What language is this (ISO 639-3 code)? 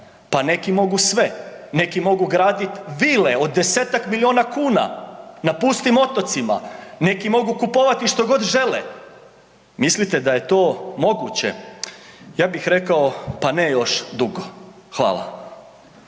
hrv